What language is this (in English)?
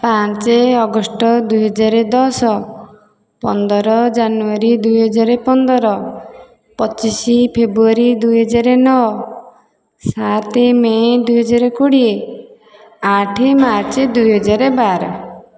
Odia